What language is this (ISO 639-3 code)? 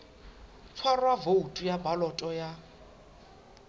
sot